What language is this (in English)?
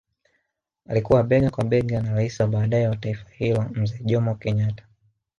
Swahili